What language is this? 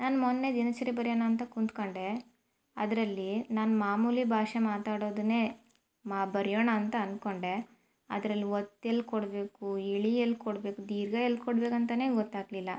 Kannada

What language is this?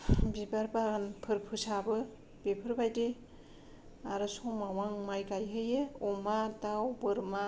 Bodo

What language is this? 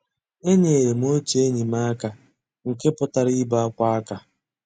Igbo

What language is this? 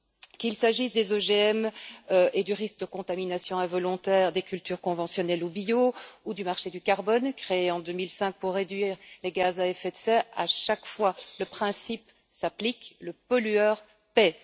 French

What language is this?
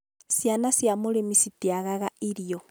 Kikuyu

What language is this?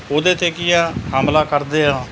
Punjabi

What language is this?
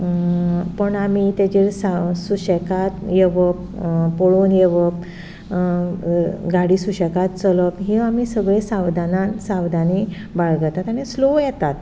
Konkani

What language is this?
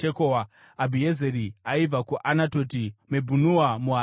Shona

